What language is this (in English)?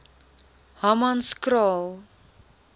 Afrikaans